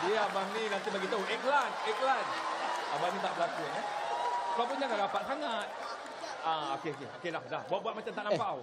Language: Malay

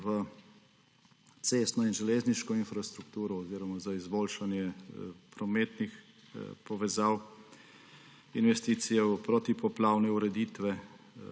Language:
Slovenian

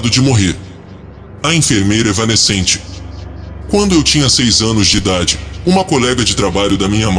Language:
Portuguese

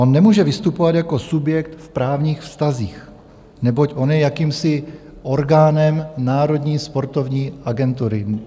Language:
Czech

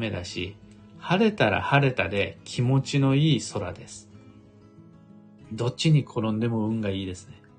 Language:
Japanese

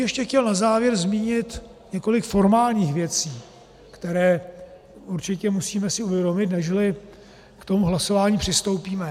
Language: Czech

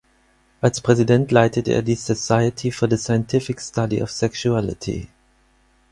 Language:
German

